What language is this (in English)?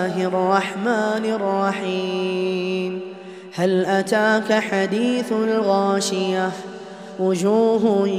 Arabic